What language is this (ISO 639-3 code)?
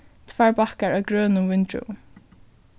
fao